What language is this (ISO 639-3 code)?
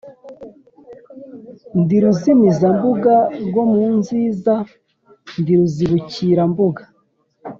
kin